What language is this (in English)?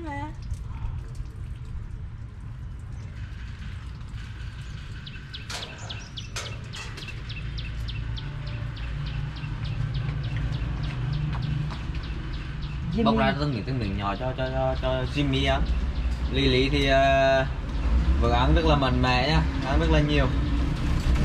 Vietnamese